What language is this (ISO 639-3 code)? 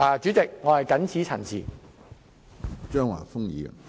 yue